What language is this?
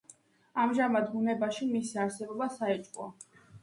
Georgian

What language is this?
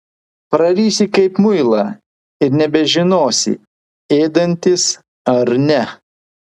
Lithuanian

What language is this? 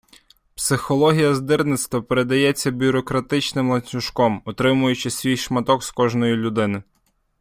Ukrainian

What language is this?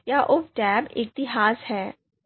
Hindi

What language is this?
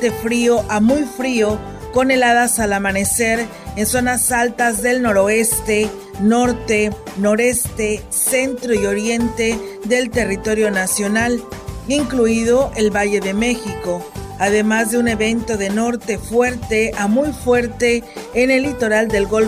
Spanish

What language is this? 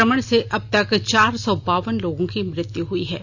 Hindi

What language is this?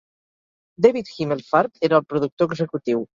Catalan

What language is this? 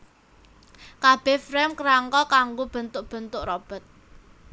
Javanese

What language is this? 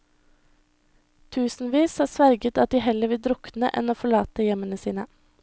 Norwegian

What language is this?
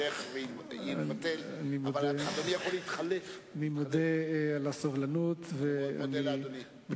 Hebrew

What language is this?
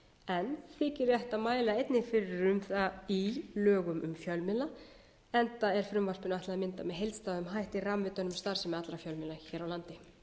Icelandic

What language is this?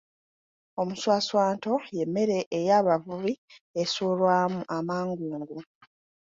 Ganda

